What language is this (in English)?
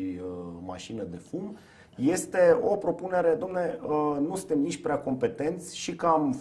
Romanian